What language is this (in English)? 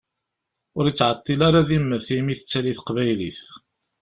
Kabyle